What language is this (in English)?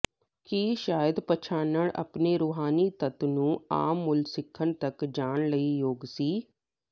Punjabi